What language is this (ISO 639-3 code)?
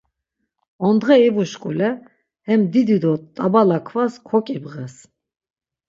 lzz